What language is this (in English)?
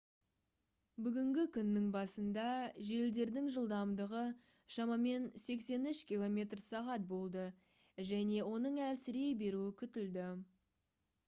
Kazakh